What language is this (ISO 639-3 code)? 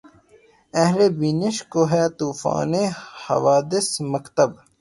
urd